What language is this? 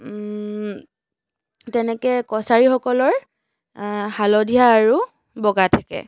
Assamese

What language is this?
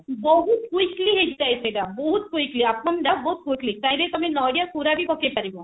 Odia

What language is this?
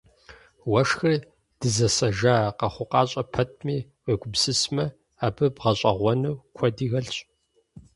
Kabardian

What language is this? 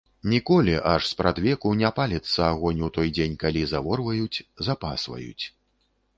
Belarusian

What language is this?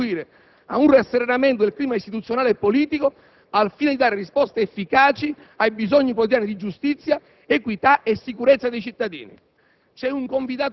Italian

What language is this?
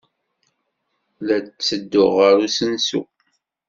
Kabyle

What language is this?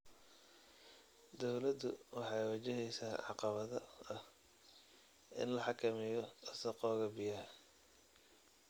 Somali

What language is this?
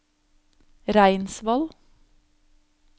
Norwegian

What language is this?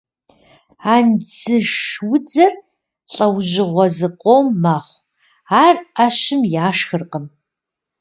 Kabardian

